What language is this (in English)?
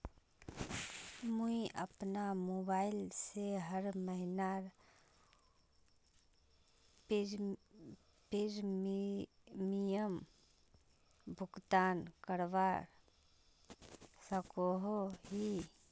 Magahi